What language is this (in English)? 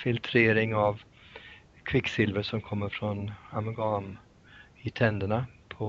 Swedish